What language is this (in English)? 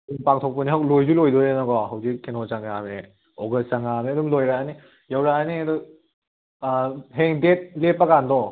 Manipuri